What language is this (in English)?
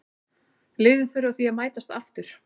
Icelandic